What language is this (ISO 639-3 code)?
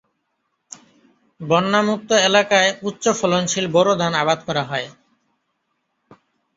ben